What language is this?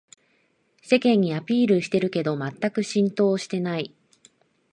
Japanese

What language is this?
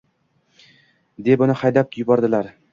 Uzbek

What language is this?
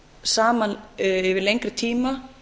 Icelandic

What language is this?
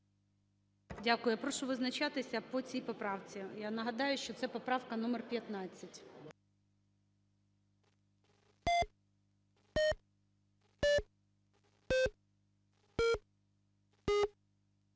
Ukrainian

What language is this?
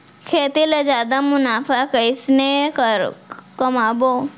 Chhattisgarhi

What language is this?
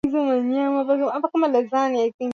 Swahili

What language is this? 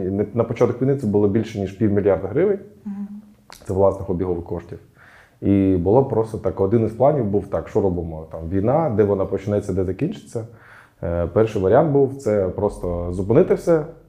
Ukrainian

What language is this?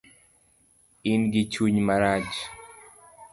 Luo (Kenya and Tanzania)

